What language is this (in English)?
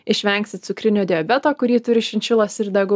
Lithuanian